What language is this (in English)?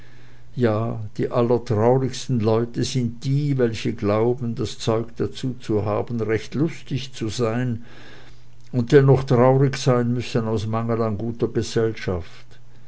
German